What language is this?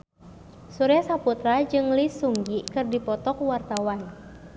Sundanese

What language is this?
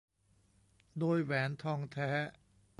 Thai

